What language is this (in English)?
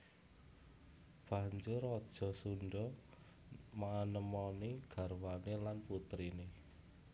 Javanese